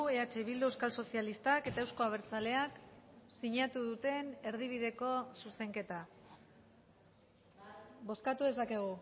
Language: Basque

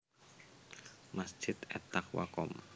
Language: Javanese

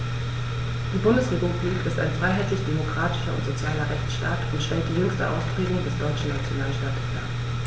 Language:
German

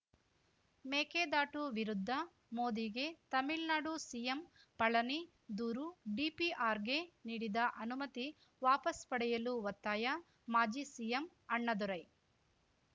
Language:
Kannada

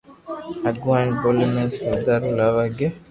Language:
Loarki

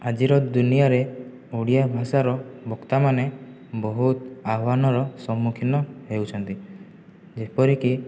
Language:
Odia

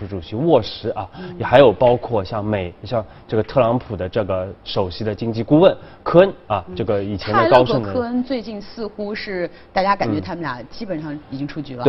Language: Chinese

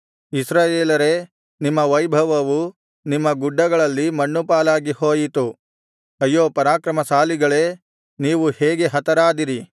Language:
Kannada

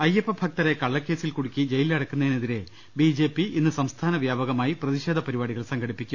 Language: Malayalam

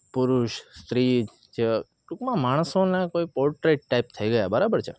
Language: Gujarati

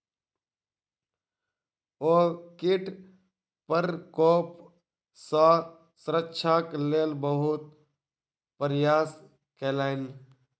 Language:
Maithili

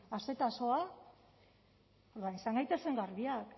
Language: Basque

